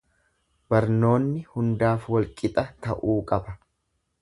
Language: Oromo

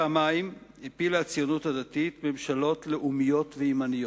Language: Hebrew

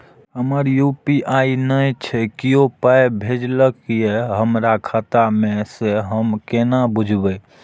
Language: Maithili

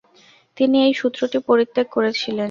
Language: Bangla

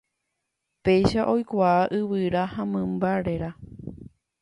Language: Guarani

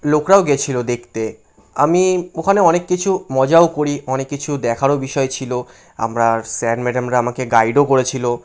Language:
Bangla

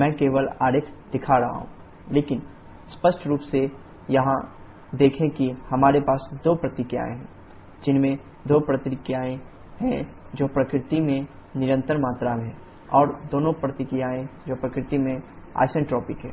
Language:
Hindi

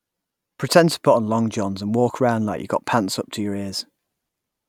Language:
English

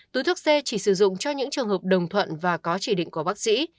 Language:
Vietnamese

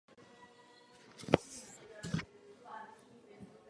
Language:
Czech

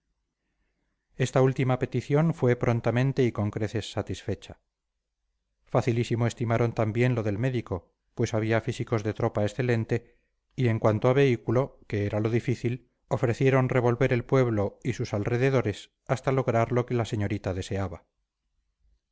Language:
Spanish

